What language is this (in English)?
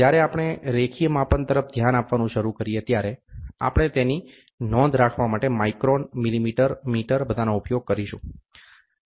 Gujarati